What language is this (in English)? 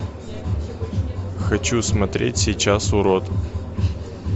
Russian